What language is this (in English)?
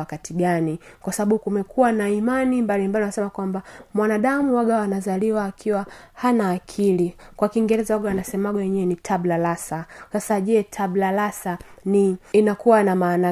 Swahili